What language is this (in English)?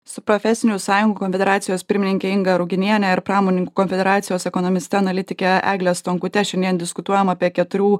Lithuanian